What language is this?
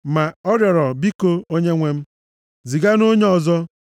Igbo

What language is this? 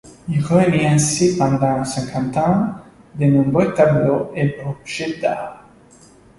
French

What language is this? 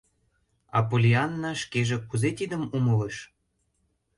Mari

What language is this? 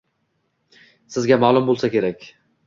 Uzbek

